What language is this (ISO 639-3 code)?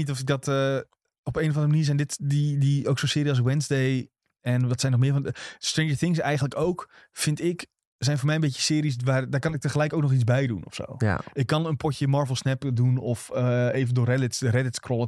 nld